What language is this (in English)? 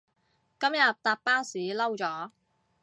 Cantonese